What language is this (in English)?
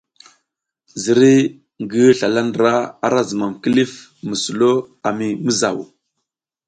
South Giziga